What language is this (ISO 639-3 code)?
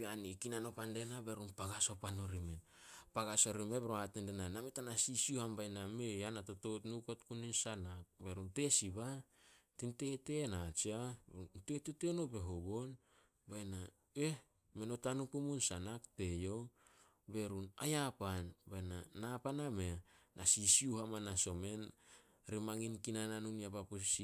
sol